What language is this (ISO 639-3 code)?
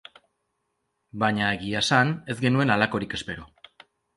eus